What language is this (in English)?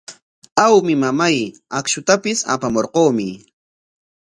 Corongo Ancash Quechua